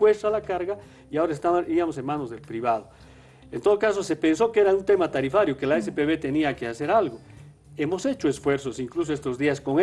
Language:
Spanish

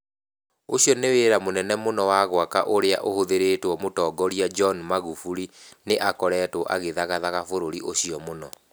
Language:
Kikuyu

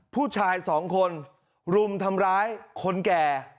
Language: Thai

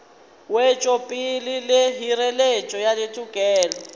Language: Northern Sotho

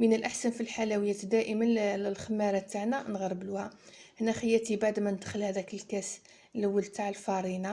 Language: Arabic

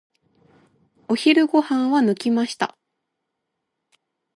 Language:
Japanese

